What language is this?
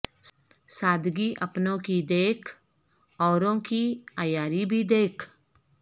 Urdu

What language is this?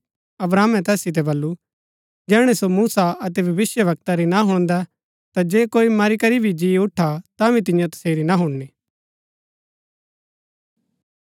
Gaddi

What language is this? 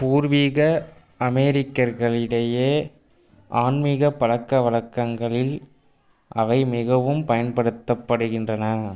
Tamil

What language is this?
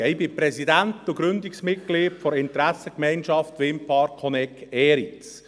Swiss German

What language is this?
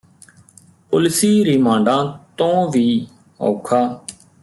Punjabi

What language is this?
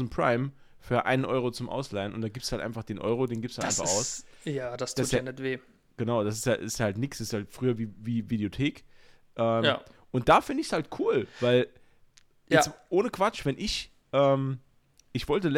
German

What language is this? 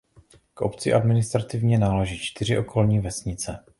Czech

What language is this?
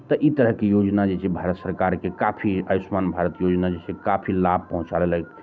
Maithili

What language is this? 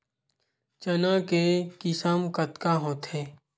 Chhattisgarhi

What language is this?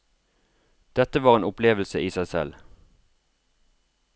Norwegian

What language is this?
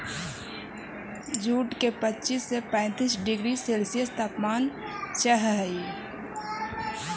Magahi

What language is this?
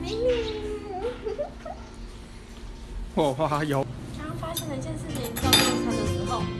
Chinese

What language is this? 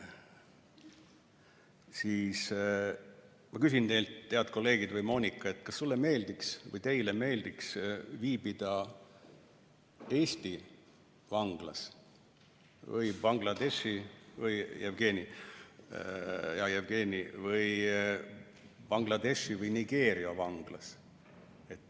Estonian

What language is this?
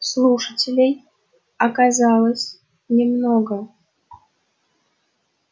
Russian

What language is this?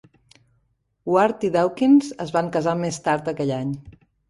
Catalan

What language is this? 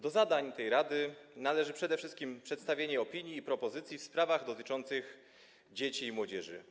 Polish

